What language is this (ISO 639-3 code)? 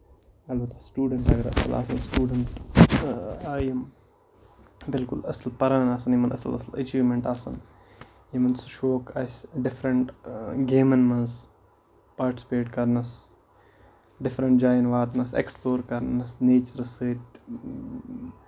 kas